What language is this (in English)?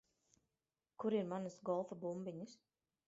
Latvian